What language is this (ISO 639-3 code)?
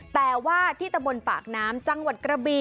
tha